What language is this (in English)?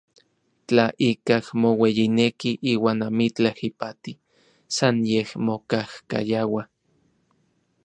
Orizaba Nahuatl